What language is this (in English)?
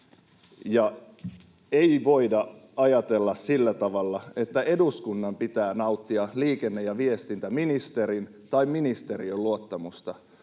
Finnish